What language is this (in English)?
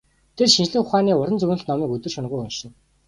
Mongolian